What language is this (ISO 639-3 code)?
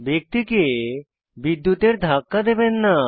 ben